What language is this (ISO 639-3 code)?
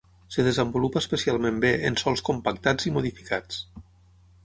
cat